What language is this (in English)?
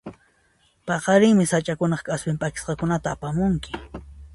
Puno Quechua